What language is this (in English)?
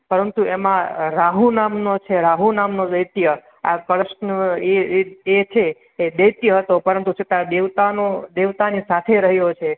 Gujarati